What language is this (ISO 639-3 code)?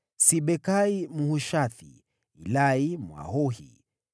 swa